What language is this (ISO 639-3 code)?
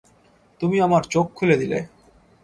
ben